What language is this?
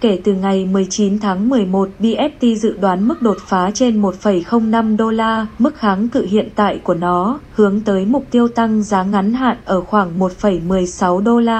Vietnamese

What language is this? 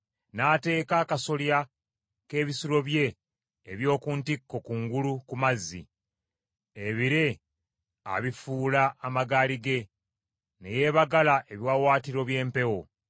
Ganda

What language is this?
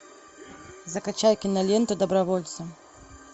Russian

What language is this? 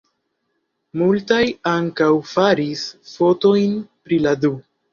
Esperanto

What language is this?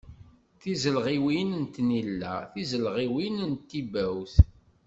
Kabyle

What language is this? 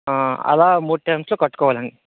Telugu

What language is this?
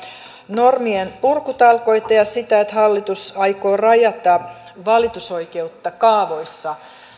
Finnish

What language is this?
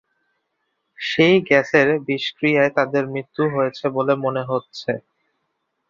Bangla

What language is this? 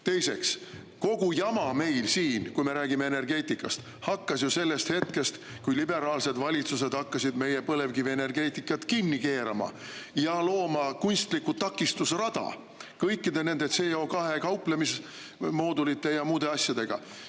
Estonian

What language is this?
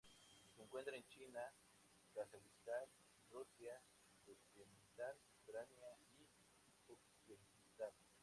Spanish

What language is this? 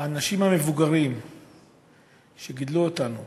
Hebrew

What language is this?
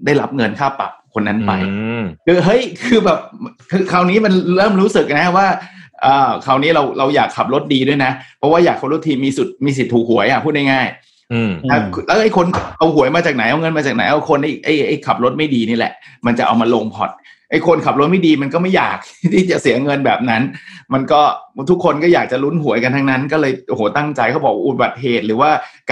Thai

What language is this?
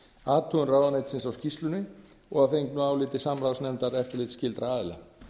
Icelandic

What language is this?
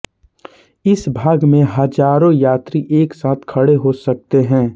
Hindi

